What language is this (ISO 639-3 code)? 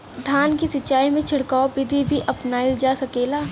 bho